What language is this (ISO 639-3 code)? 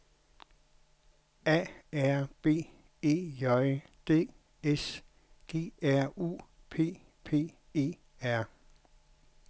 dan